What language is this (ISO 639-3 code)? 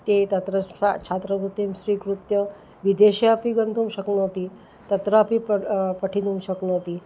san